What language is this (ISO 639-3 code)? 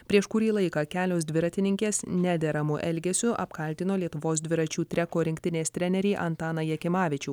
lit